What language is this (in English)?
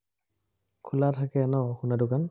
Assamese